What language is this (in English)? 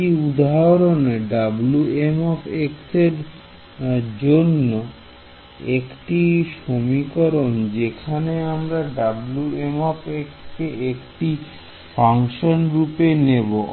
Bangla